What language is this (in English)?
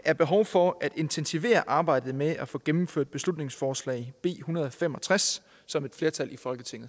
Danish